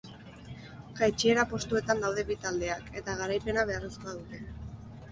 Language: Basque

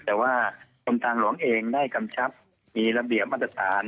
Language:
Thai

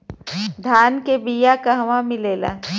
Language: Bhojpuri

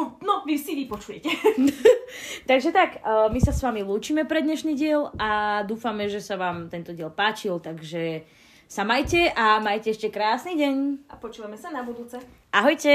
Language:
Slovak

